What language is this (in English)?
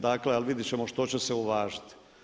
Croatian